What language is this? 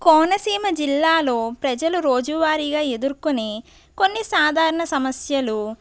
Telugu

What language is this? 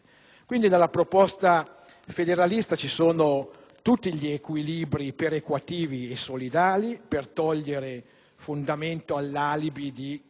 Italian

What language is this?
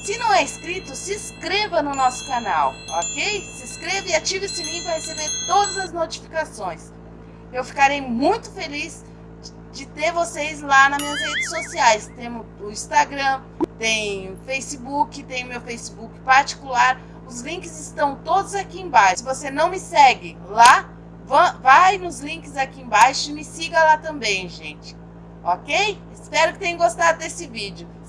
Portuguese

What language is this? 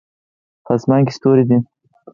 Pashto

